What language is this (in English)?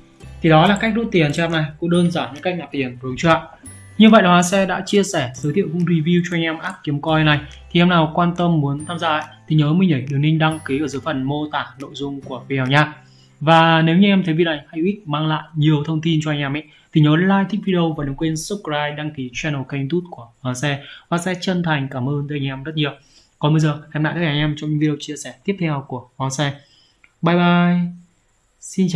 Vietnamese